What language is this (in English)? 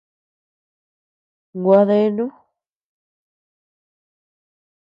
Tepeuxila Cuicatec